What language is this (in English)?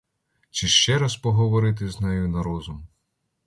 Ukrainian